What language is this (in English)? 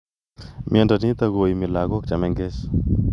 Kalenjin